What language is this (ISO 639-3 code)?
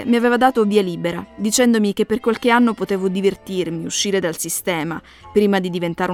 ita